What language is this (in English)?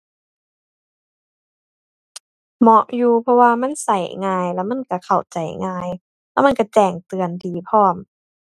Thai